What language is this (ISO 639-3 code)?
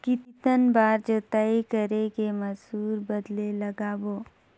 hne